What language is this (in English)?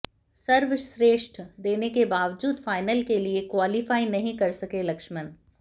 Hindi